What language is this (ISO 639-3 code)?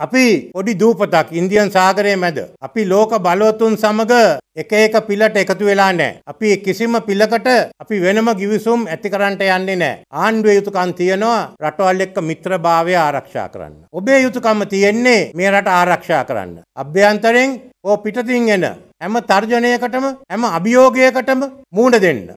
ara